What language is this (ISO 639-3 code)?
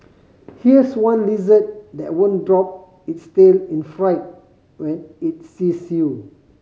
eng